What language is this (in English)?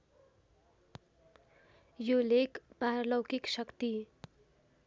Nepali